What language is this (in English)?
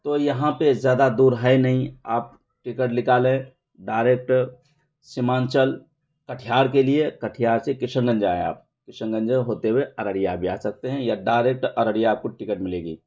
Urdu